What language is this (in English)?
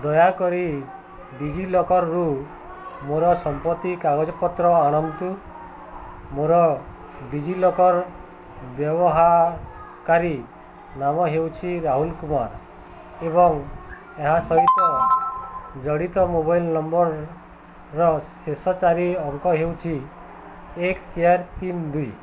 Odia